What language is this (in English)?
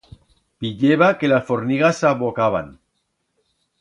Aragonese